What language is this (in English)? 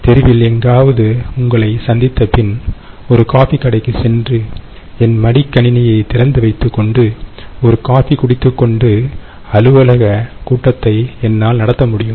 Tamil